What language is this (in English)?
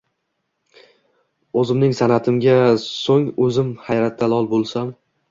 Uzbek